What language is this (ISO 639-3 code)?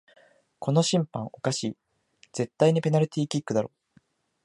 jpn